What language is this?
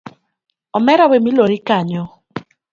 Luo (Kenya and Tanzania)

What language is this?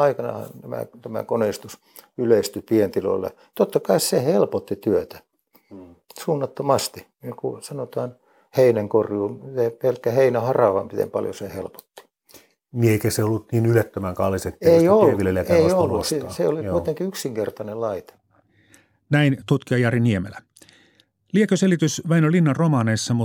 Finnish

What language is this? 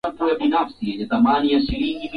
Swahili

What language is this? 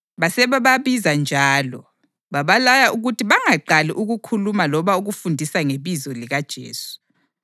North Ndebele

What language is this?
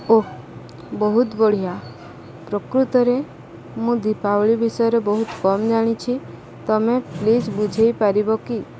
Odia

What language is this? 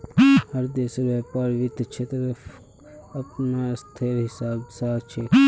Magahi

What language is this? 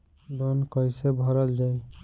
Bhojpuri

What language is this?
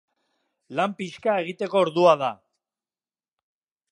Basque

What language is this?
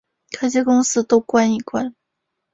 Chinese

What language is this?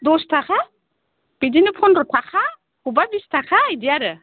Bodo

